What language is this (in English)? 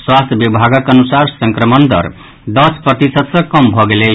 Maithili